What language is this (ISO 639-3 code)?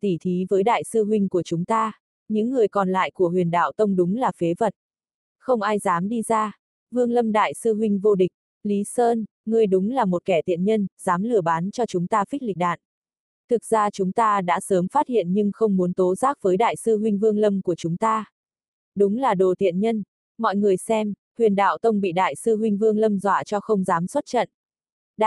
vie